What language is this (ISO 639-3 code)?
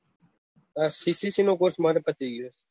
guj